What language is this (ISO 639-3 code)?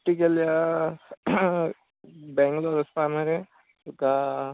kok